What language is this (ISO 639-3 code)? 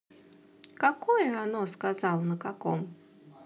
rus